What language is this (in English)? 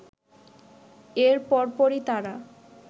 Bangla